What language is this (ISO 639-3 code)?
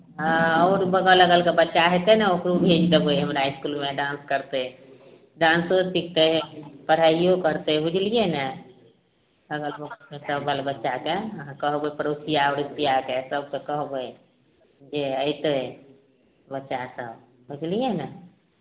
mai